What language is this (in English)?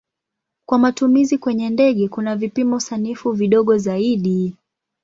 Swahili